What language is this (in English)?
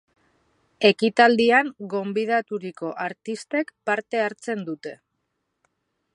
Basque